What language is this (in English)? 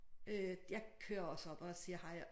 Danish